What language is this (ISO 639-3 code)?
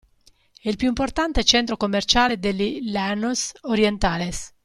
ita